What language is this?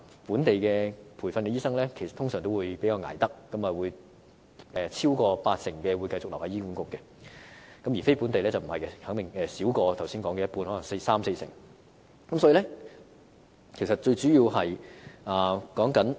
Cantonese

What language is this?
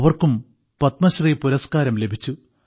Malayalam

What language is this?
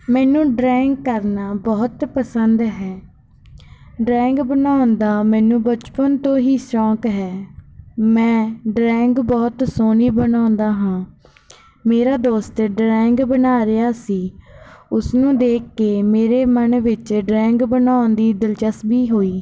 Punjabi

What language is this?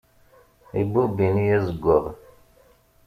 Kabyle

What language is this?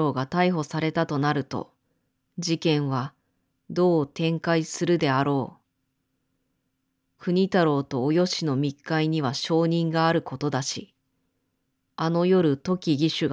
Japanese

